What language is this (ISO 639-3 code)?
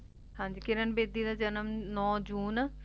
pan